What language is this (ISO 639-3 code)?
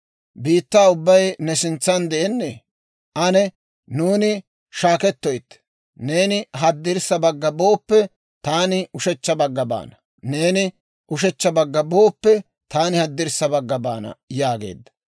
dwr